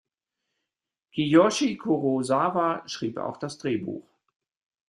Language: German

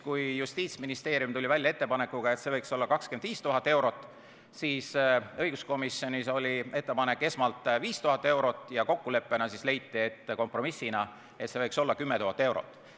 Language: Estonian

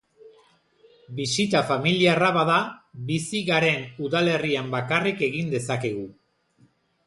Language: Basque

